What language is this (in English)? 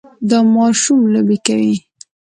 Pashto